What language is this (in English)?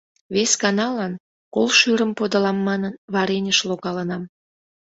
Mari